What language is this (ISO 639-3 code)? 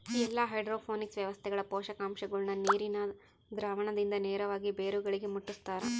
kan